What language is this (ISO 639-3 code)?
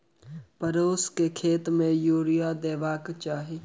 mai